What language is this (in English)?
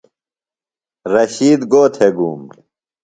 Phalura